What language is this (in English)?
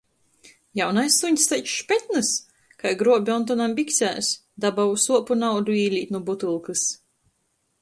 Latgalian